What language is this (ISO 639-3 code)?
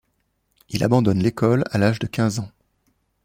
fra